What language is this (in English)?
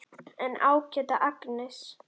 Icelandic